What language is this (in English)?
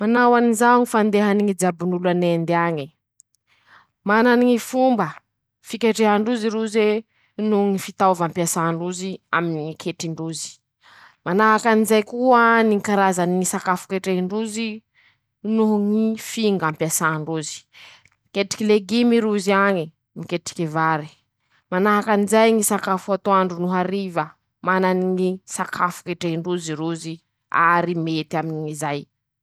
Masikoro Malagasy